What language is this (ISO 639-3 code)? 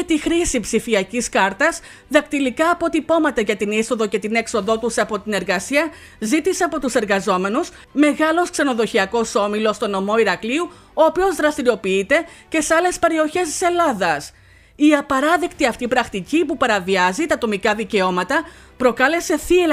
ell